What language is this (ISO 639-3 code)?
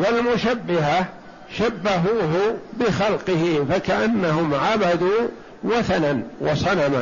ara